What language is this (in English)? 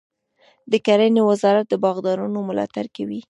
Pashto